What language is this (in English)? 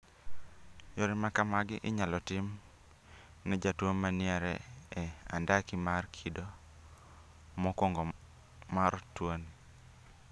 Luo (Kenya and Tanzania)